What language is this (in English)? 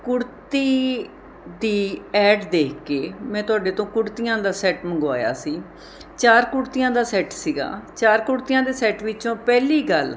Punjabi